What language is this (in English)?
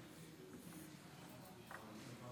Hebrew